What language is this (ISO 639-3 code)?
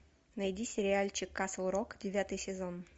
rus